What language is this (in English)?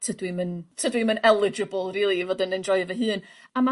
Welsh